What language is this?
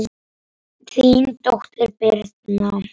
Icelandic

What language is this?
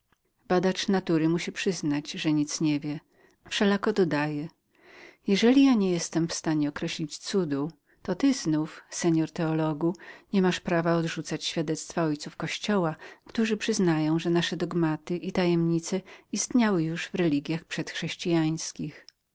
Polish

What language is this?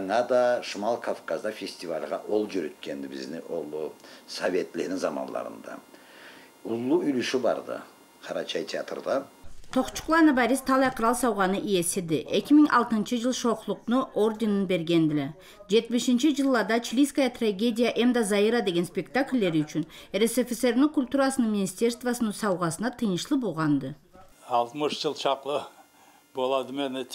Turkish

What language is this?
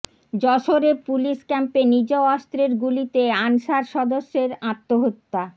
Bangla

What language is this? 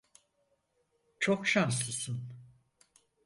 Turkish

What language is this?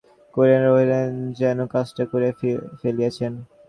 Bangla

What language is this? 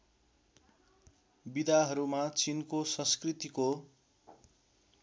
Nepali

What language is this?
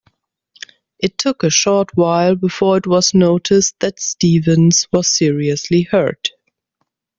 English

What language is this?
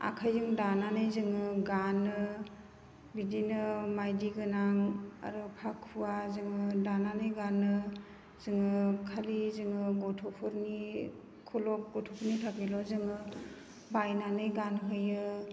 Bodo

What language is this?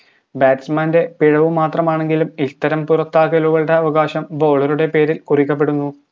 Malayalam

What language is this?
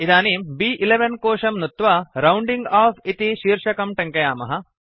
Sanskrit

